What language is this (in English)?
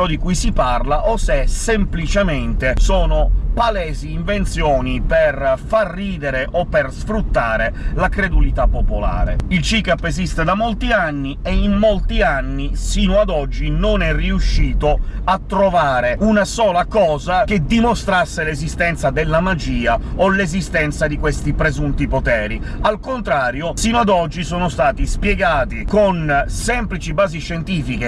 Italian